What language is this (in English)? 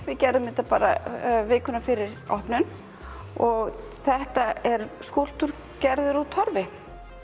Icelandic